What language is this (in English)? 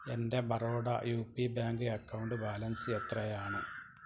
Malayalam